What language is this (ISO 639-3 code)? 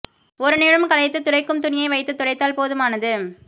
tam